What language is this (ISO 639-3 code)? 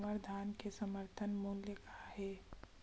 hne